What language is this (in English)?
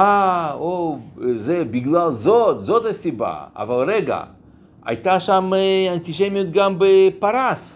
Hebrew